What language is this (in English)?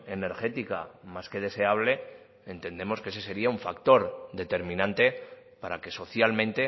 Spanish